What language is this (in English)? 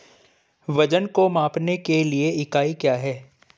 Hindi